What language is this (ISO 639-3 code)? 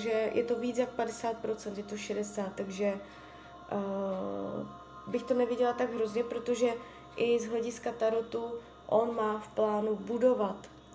ces